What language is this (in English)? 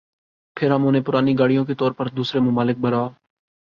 Urdu